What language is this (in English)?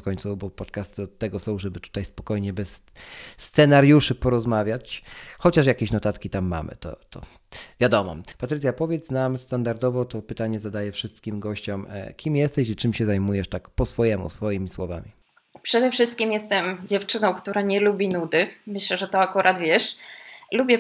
Polish